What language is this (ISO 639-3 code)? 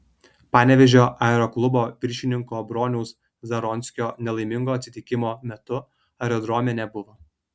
lit